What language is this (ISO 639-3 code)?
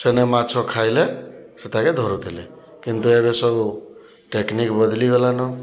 ori